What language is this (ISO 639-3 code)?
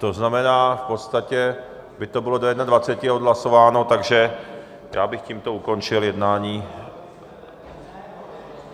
ces